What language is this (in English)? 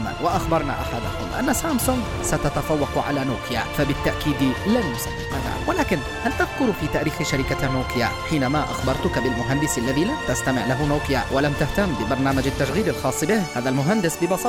Arabic